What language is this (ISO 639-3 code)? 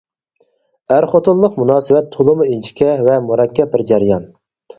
uig